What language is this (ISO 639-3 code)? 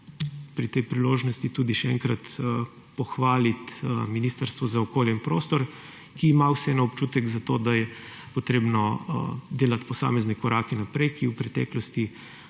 slv